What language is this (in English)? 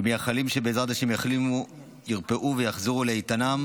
Hebrew